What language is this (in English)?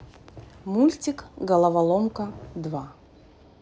Russian